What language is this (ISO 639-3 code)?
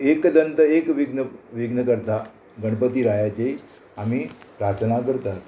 kok